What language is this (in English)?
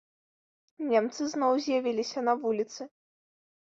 Belarusian